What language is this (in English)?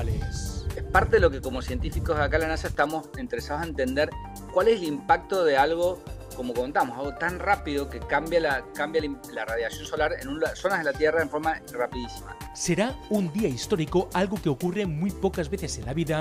Spanish